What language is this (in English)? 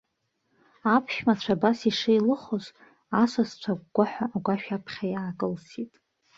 Abkhazian